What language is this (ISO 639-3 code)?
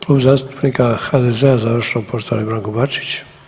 hrv